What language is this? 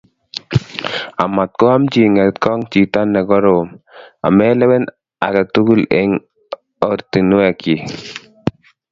Kalenjin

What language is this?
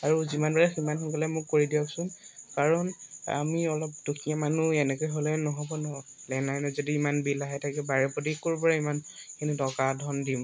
Assamese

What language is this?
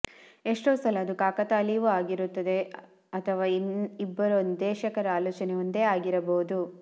Kannada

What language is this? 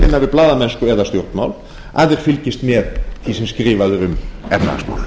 Icelandic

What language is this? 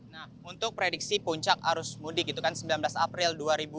Indonesian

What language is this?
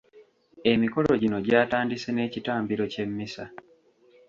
Ganda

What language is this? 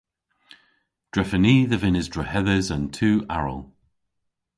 Cornish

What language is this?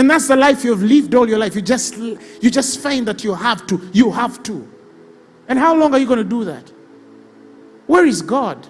English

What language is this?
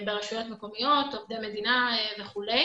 Hebrew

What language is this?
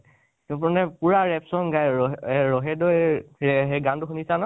Assamese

